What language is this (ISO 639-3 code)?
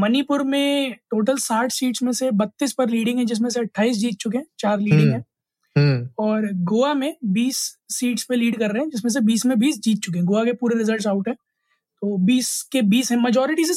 hin